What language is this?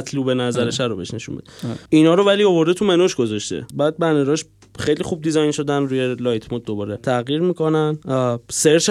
Persian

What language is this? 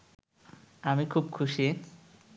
Bangla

